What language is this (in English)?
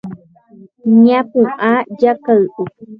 Guarani